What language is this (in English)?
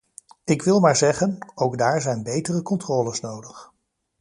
Dutch